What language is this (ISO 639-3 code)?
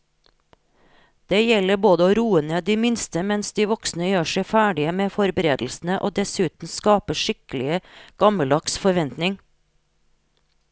nor